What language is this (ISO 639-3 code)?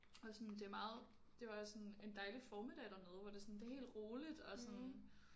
dan